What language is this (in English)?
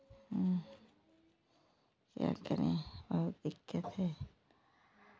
Hindi